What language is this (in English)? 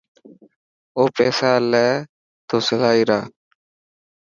Dhatki